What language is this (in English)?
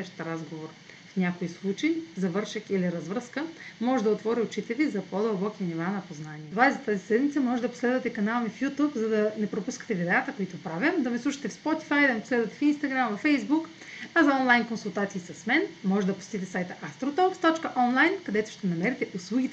Bulgarian